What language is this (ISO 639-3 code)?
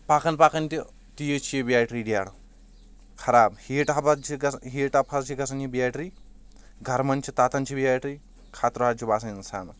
kas